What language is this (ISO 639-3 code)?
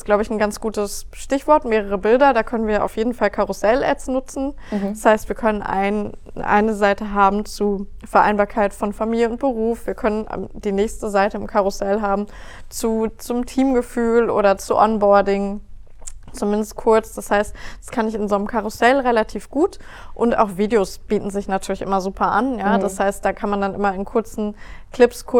deu